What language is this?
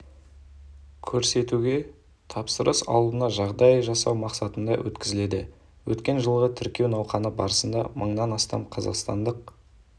Kazakh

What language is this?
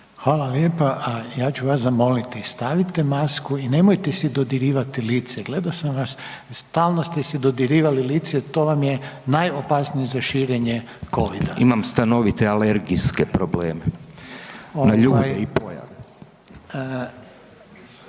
Croatian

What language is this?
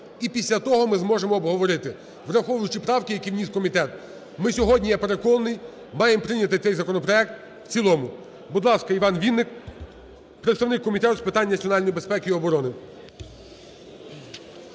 Ukrainian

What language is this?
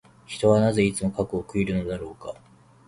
Japanese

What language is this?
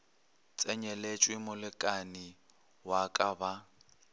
Northern Sotho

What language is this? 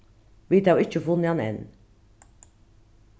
Faroese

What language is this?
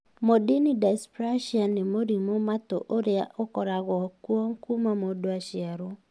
Kikuyu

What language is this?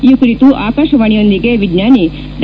Kannada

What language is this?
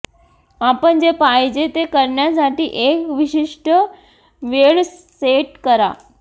Marathi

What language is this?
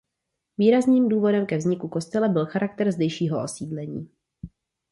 Czech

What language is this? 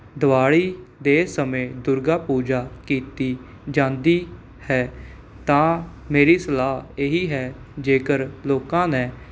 Punjabi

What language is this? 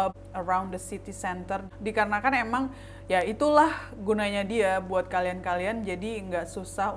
Indonesian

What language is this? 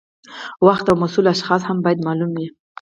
Pashto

